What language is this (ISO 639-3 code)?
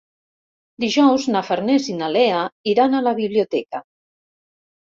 cat